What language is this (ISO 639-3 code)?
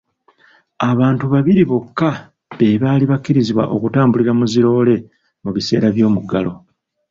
lug